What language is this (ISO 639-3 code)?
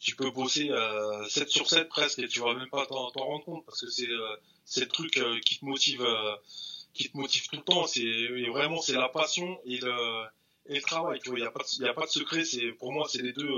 fra